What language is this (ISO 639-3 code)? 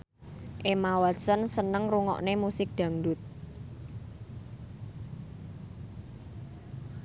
jav